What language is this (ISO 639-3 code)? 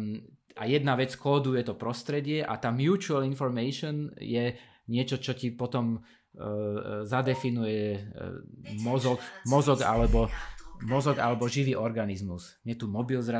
slk